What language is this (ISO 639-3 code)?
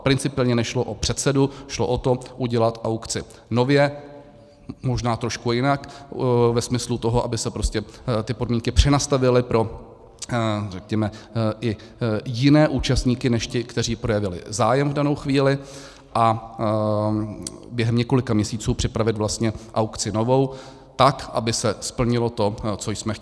ces